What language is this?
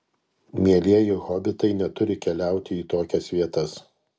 Lithuanian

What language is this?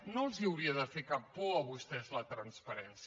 Catalan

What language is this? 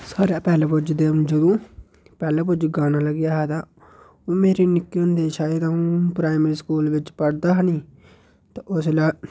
Dogri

